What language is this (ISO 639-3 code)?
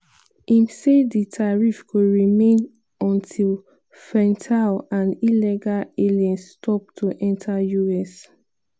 pcm